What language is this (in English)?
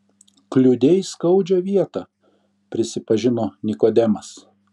Lithuanian